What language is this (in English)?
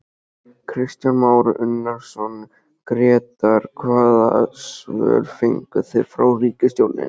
Icelandic